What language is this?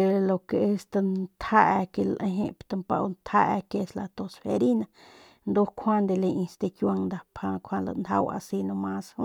Northern Pame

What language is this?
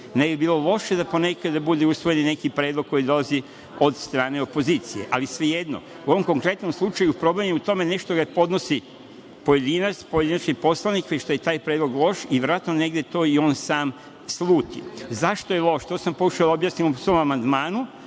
Serbian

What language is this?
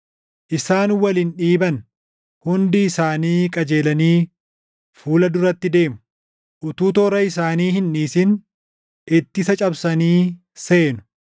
Oromo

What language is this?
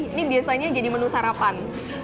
Indonesian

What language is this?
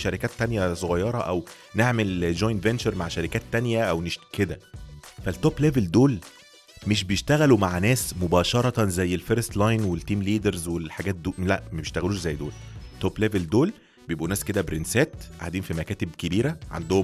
Arabic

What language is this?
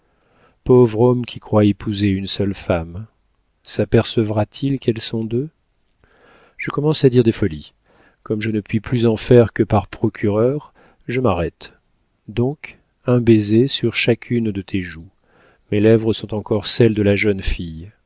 French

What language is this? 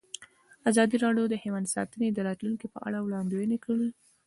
Pashto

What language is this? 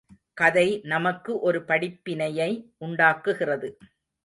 Tamil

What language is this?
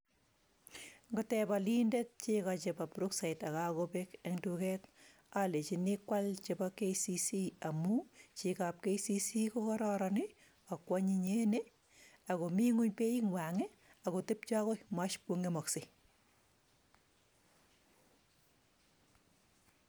Kalenjin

